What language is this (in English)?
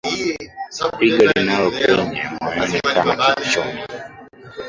Swahili